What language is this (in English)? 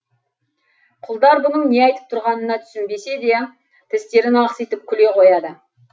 Kazakh